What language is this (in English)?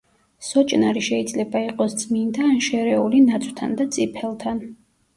Georgian